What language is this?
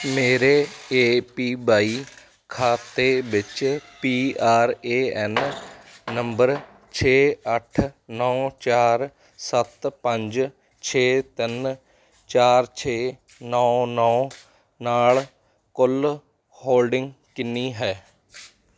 Punjabi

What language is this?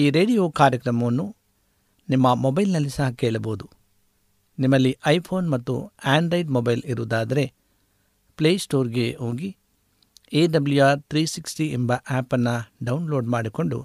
Kannada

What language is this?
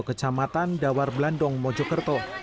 Indonesian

